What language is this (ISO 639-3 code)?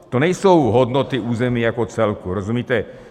ces